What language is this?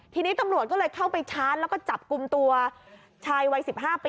Thai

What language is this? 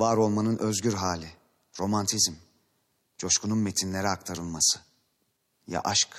Turkish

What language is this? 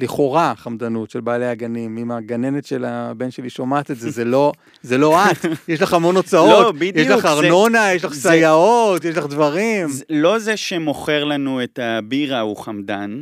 Hebrew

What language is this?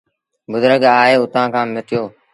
Sindhi Bhil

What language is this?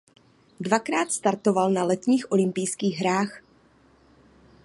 Czech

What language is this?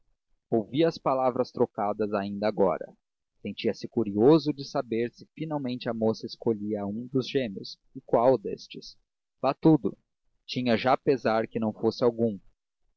Portuguese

